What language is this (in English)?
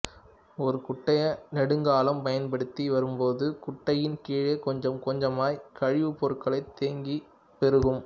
Tamil